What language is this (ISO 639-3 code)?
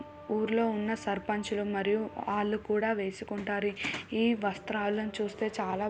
tel